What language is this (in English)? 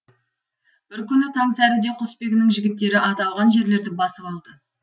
Kazakh